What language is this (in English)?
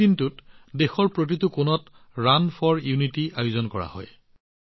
Assamese